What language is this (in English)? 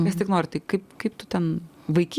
Lithuanian